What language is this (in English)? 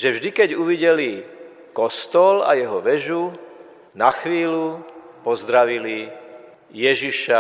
Slovak